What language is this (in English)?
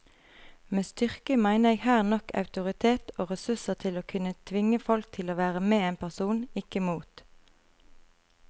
Norwegian